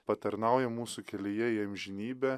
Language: Lithuanian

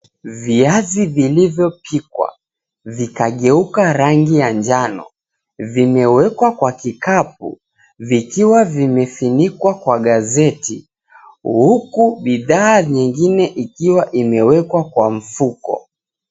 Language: Swahili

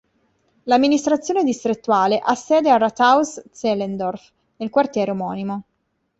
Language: Italian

